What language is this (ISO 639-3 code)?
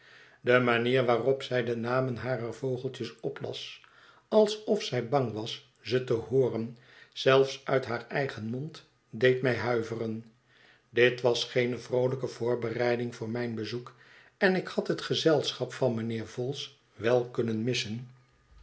nld